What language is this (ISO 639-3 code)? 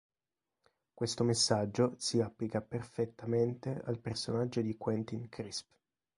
ita